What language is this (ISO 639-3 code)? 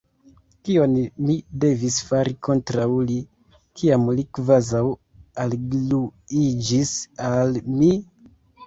epo